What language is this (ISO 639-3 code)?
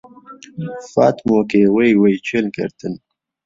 ckb